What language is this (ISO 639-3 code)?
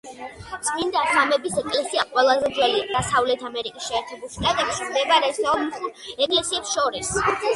kat